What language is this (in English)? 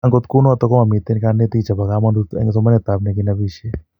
Kalenjin